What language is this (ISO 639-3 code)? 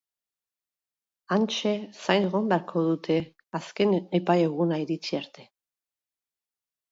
eus